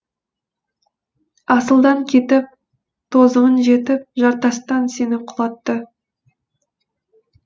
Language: Kazakh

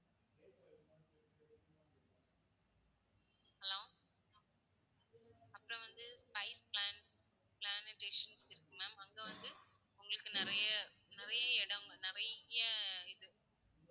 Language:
Tamil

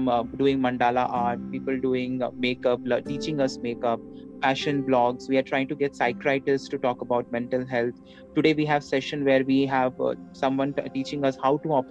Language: Telugu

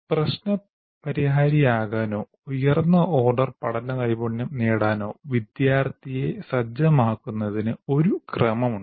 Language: Malayalam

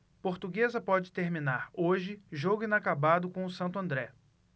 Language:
Portuguese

